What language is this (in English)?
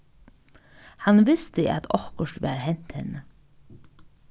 Faroese